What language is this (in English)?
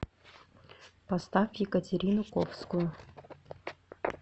Russian